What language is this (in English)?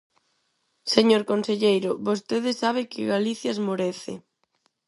Galician